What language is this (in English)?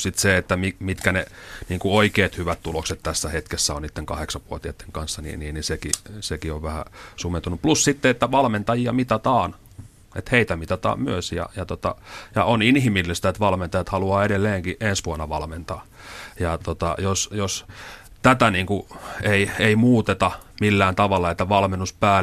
Finnish